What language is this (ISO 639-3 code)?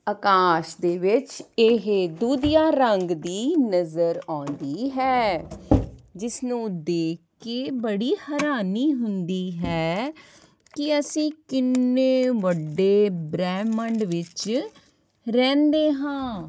pan